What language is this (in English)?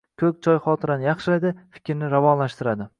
Uzbek